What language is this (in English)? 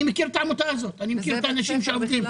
Hebrew